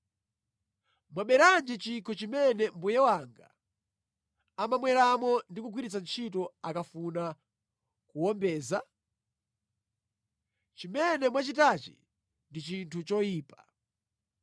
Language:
Nyanja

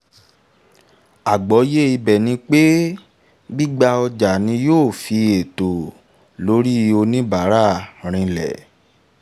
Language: Yoruba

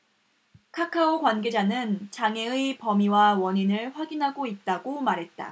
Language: Korean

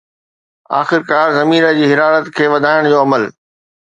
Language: Sindhi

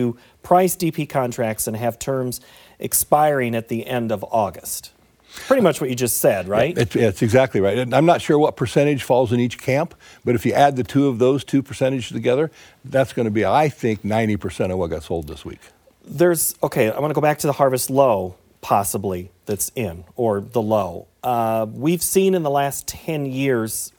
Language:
English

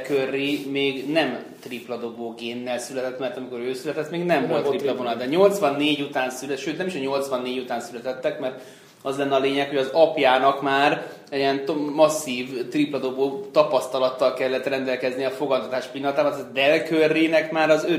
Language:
Hungarian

